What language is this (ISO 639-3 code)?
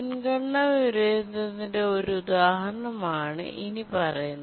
mal